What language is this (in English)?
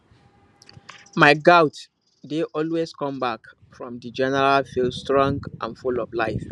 Nigerian Pidgin